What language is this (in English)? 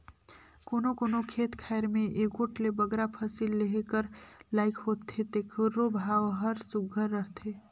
Chhattisgarhi